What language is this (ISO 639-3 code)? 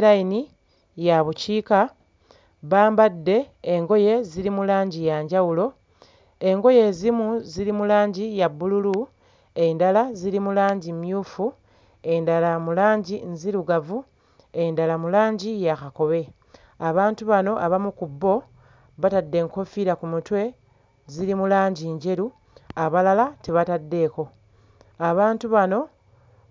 lug